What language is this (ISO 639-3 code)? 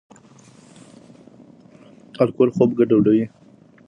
pus